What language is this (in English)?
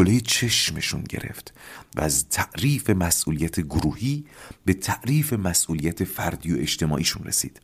Persian